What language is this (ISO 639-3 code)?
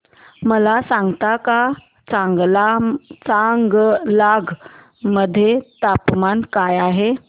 mar